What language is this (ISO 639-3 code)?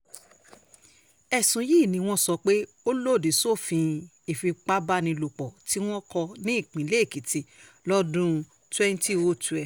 yor